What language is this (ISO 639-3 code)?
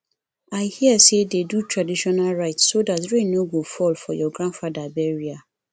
pcm